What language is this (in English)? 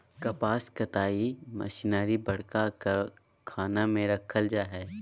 Magahi